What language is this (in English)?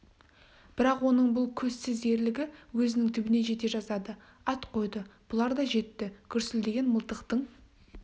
Kazakh